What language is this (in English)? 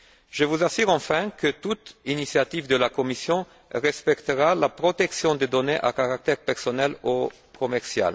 French